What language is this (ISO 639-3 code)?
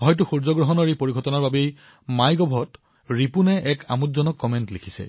asm